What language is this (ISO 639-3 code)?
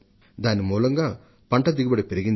tel